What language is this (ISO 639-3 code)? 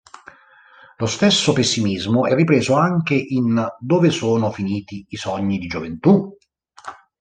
ita